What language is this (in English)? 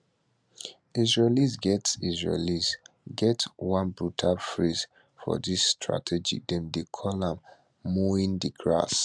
Nigerian Pidgin